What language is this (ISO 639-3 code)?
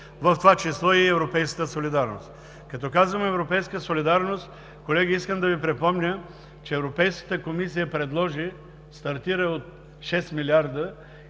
bul